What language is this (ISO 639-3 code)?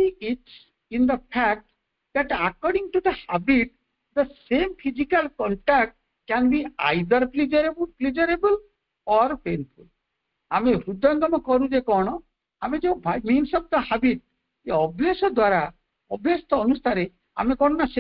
ben